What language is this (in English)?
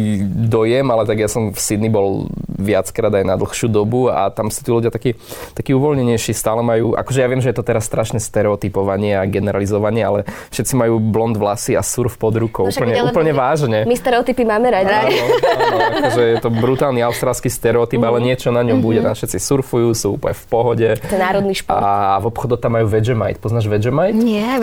Slovak